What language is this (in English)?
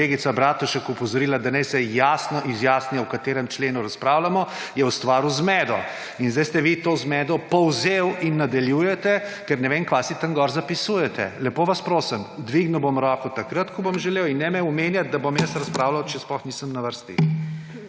Slovenian